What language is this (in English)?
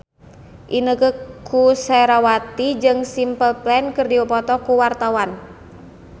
Sundanese